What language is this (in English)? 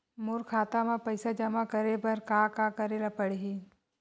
Chhattisgarhi